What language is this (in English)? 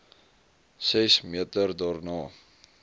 Afrikaans